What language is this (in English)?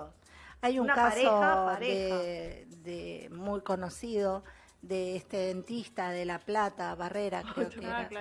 Spanish